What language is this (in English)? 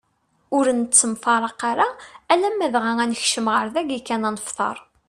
Kabyle